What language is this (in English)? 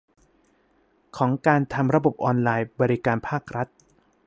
Thai